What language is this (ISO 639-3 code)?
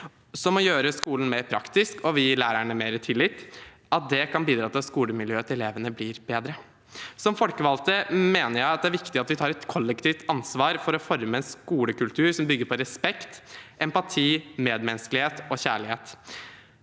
nor